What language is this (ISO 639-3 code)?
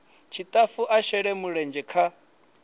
ven